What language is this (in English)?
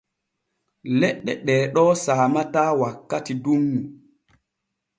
Borgu Fulfulde